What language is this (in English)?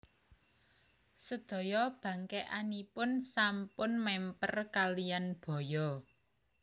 Javanese